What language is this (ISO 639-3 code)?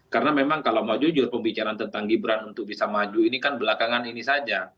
ind